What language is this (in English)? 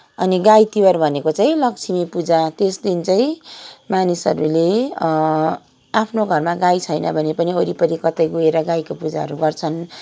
Nepali